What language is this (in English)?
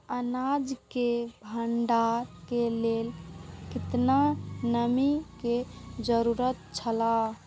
Maithili